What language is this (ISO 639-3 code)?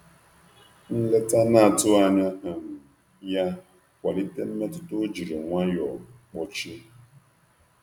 ibo